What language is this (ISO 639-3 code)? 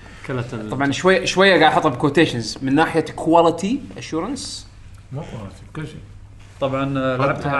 ara